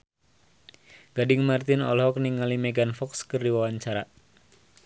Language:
Sundanese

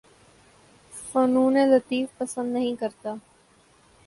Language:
Urdu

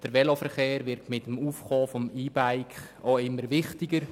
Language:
Swiss German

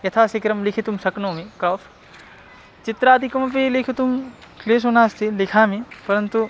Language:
Sanskrit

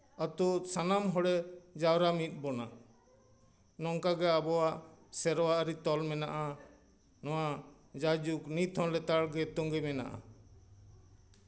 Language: Santali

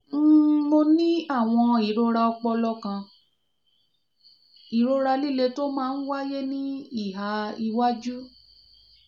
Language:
Yoruba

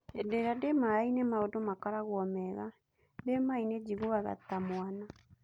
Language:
Kikuyu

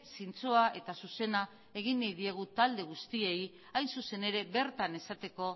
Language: Basque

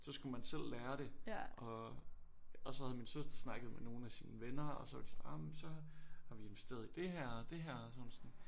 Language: Danish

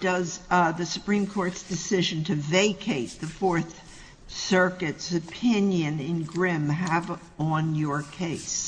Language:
English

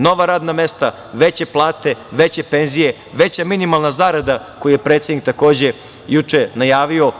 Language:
Serbian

